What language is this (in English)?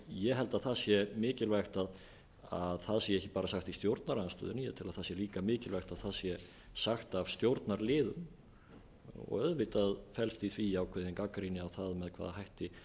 Icelandic